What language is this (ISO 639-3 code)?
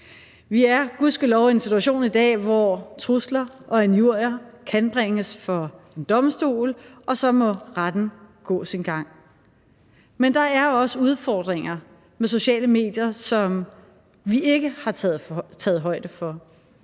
dan